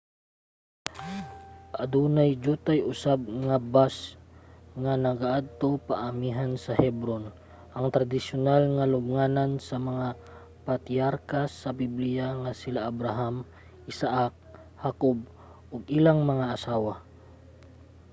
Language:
Cebuano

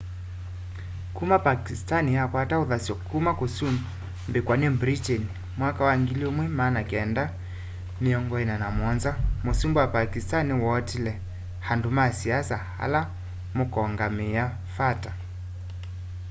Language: Kamba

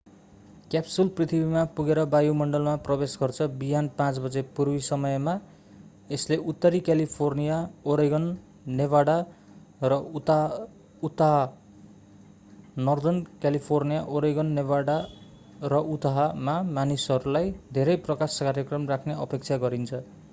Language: Nepali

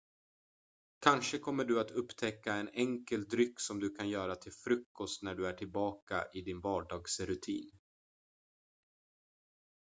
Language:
Swedish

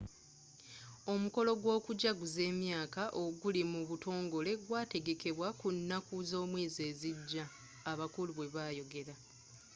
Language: Ganda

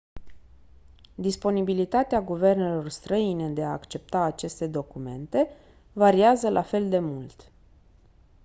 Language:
Romanian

